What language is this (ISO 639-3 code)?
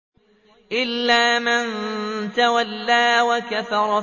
ara